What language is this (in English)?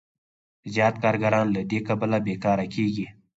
Pashto